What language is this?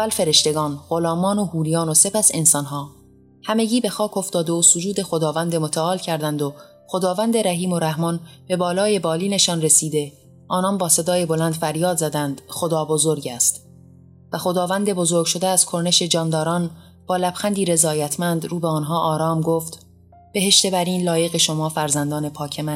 Persian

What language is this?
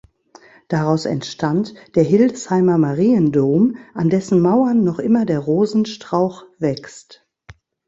German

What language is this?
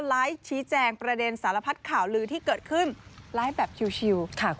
Thai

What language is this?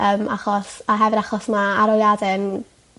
Welsh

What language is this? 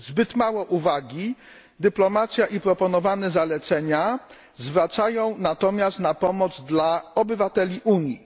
Polish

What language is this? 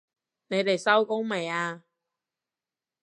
Cantonese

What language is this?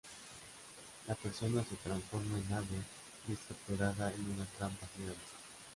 Spanish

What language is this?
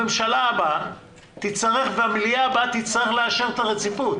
Hebrew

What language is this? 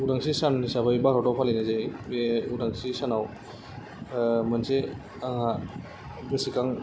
Bodo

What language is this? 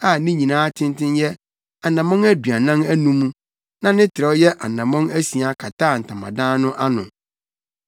Akan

